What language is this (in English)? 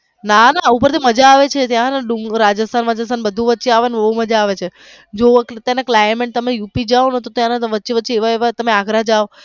Gujarati